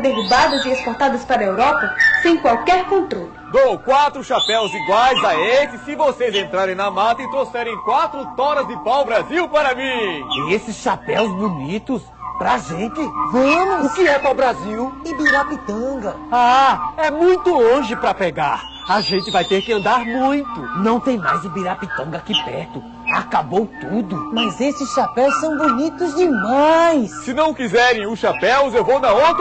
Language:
Portuguese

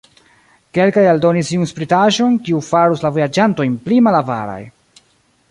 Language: Esperanto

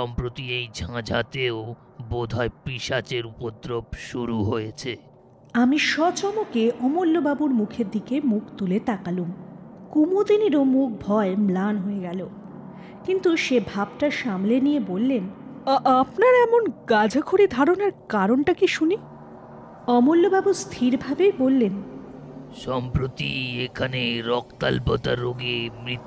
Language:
Bangla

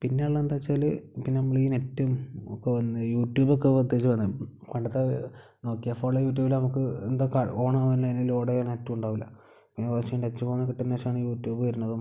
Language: Malayalam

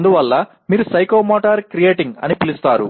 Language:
Telugu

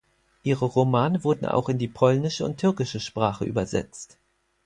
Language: German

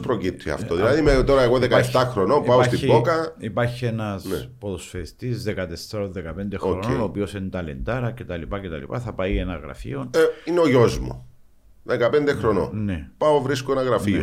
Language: Greek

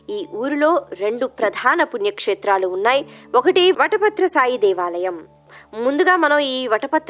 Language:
Telugu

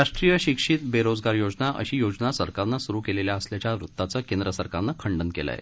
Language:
Marathi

